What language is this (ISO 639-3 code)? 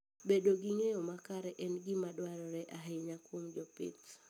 luo